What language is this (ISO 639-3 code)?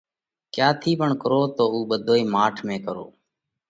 kvx